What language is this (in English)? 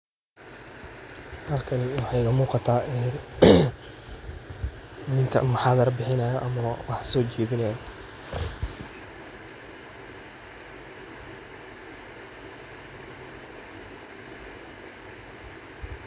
Somali